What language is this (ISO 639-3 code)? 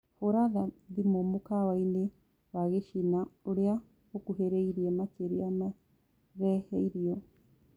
kik